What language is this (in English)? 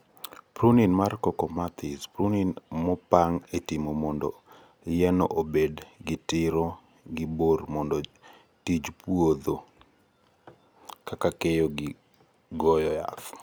Luo (Kenya and Tanzania)